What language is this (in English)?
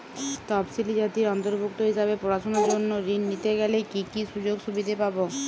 Bangla